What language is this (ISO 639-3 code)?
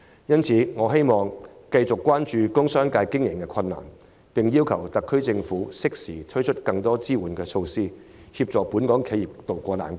yue